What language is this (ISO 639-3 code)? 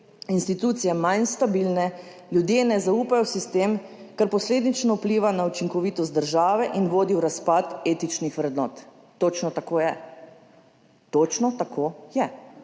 slv